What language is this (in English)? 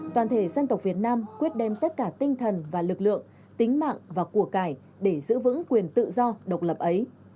Vietnamese